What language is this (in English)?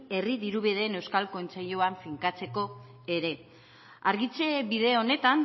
Basque